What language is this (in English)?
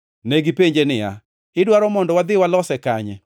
Luo (Kenya and Tanzania)